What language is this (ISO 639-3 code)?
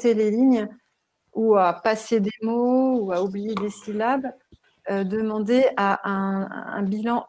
fra